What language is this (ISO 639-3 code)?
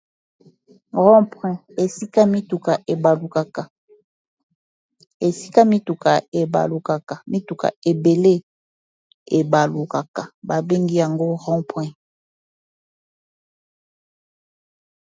lin